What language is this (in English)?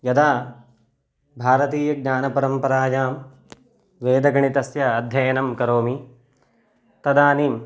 Sanskrit